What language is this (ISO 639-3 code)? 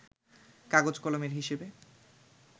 ben